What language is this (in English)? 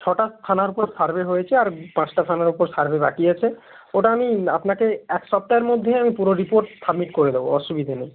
Bangla